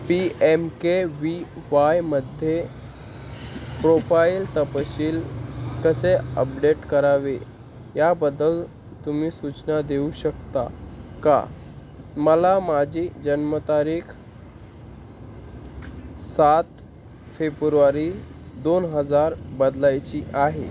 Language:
Marathi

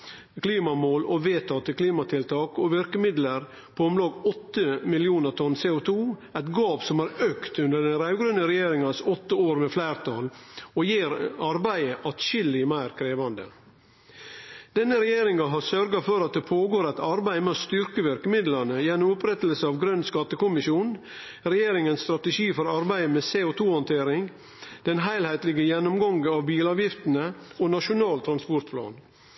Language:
Norwegian Nynorsk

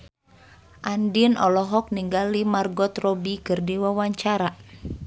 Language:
Sundanese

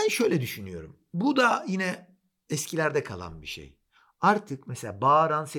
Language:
Turkish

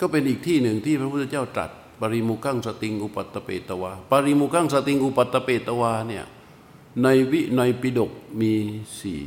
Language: Thai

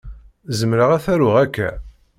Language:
Kabyle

